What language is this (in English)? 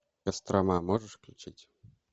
Russian